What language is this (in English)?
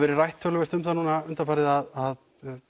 Icelandic